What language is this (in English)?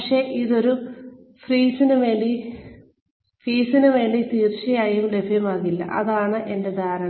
Malayalam